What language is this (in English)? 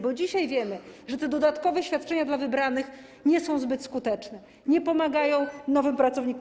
Polish